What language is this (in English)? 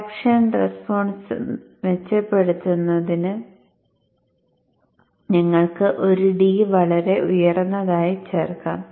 Malayalam